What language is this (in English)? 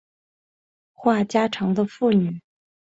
Chinese